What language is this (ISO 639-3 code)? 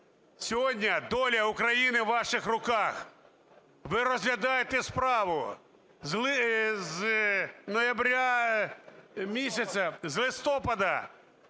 ukr